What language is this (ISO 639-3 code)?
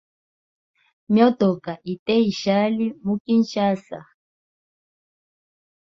hem